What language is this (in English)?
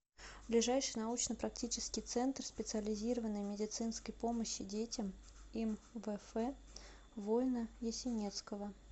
Russian